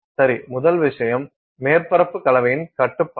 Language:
Tamil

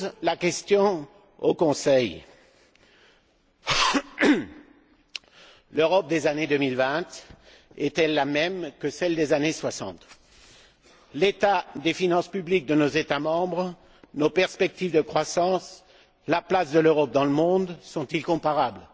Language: French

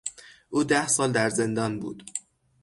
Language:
Persian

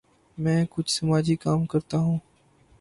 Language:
Urdu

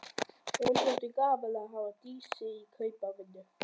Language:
Icelandic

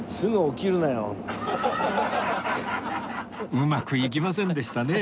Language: Japanese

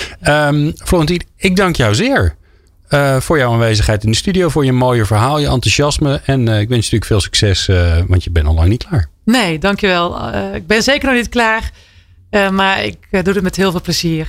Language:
Dutch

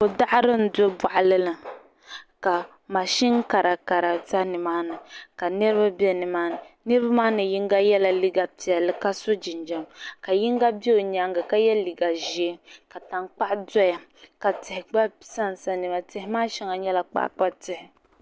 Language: Dagbani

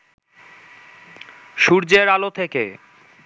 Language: Bangla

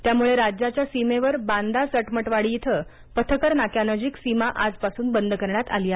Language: Marathi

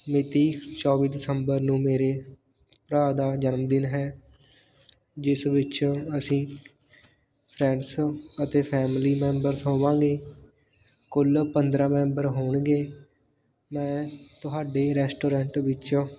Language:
Punjabi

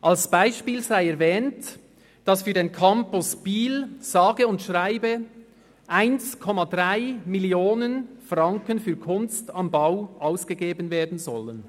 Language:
Swiss German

